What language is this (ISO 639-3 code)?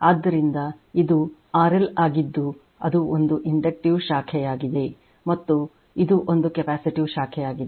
kan